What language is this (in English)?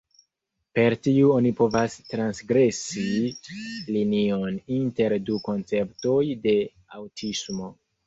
Esperanto